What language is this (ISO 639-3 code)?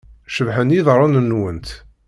kab